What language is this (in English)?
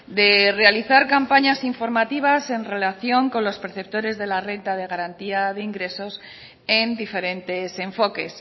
Spanish